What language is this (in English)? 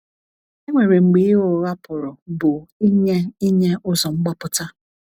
Igbo